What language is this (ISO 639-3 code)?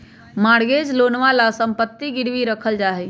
mag